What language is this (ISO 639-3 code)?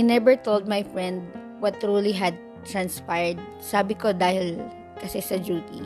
fil